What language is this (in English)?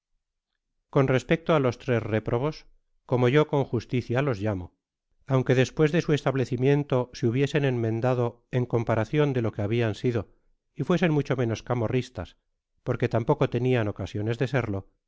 Spanish